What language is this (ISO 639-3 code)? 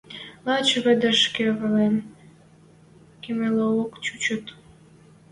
mrj